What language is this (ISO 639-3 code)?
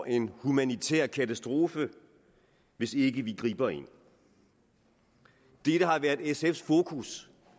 dan